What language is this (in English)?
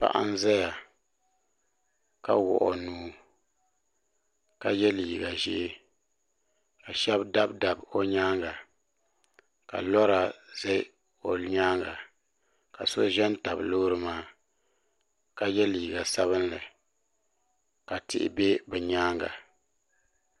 Dagbani